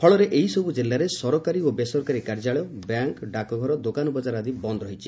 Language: Odia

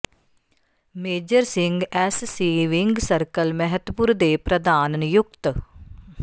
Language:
Punjabi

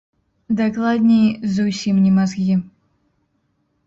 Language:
Belarusian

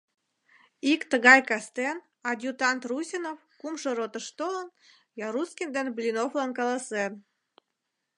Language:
Mari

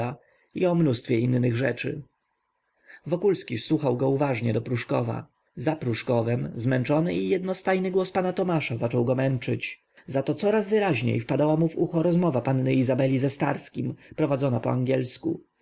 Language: Polish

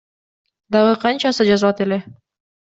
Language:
Kyrgyz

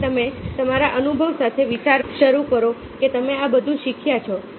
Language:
Gujarati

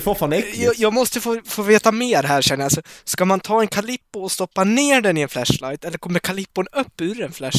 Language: Swedish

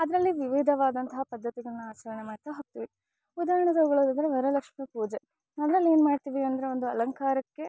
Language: Kannada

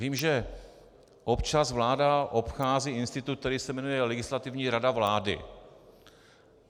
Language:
Czech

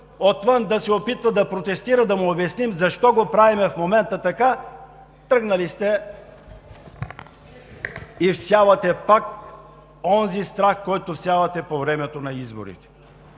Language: Bulgarian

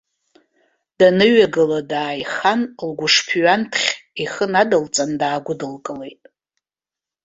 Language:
Abkhazian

